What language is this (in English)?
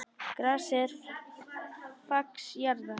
Icelandic